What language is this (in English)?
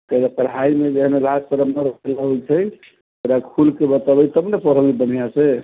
Maithili